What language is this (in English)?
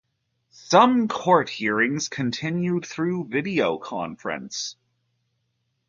English